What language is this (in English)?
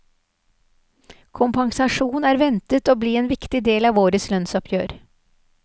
Norwegian